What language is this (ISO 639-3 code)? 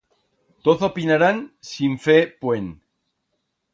arg